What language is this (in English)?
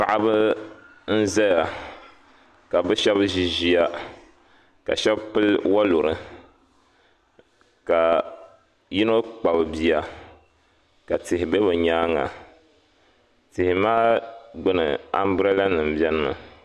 Dagbani